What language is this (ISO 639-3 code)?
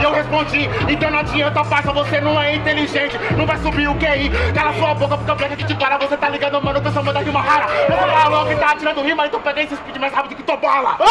por